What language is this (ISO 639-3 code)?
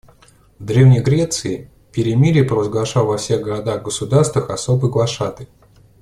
rus